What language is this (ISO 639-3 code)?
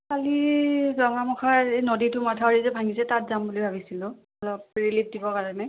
asm